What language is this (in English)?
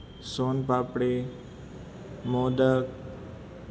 Gujarati